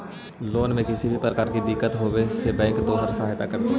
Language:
Magahi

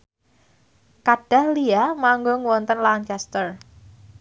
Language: Javanese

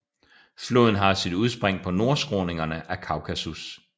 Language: Danish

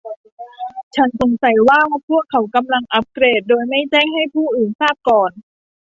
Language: Thai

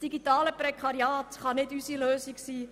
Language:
Swiss German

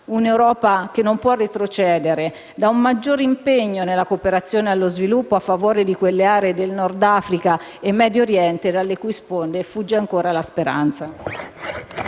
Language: Italian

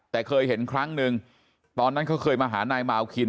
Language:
Thai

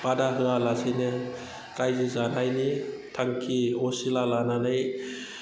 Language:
Bodo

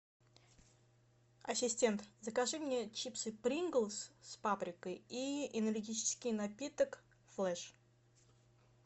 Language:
Russian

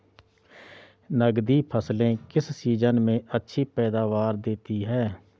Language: Hindi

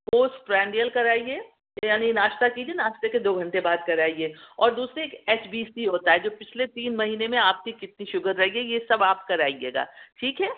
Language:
Urdu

